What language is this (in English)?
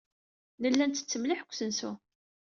Kabyle